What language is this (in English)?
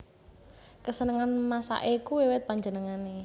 Javanese